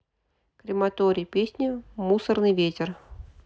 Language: Russian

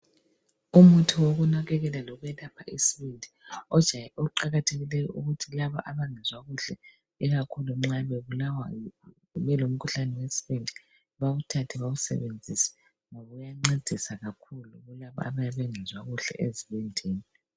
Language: North Ndebele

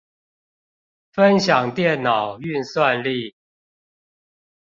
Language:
Chinese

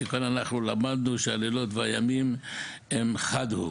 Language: Hebrew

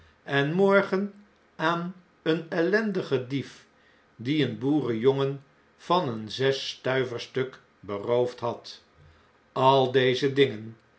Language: Dutch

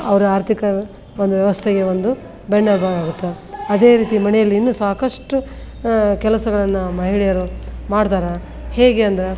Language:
Kannada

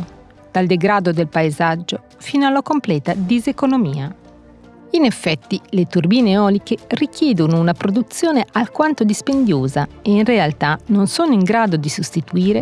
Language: Italian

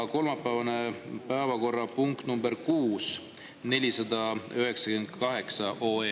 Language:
Estonian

